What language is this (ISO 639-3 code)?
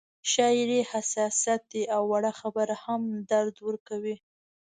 pus